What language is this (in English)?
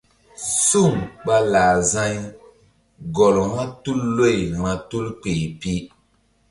Mbum